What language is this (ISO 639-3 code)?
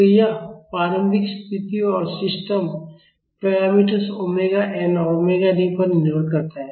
hin